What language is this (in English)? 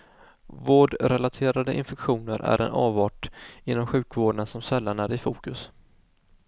Swedish